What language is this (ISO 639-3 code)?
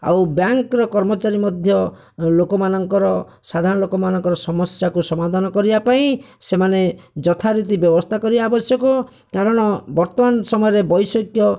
ori